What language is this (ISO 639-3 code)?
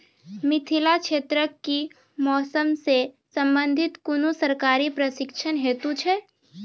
mai